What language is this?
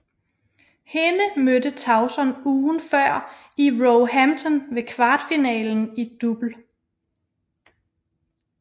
Danish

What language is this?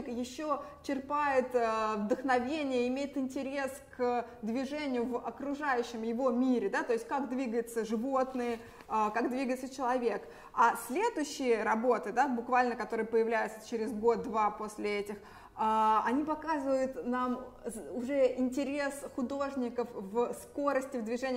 Russian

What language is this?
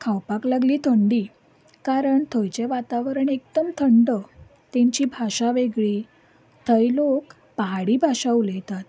Konkani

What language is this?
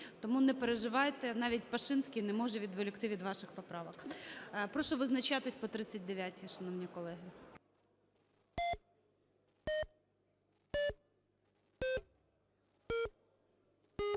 Ukrainian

